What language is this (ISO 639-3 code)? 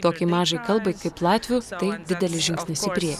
lit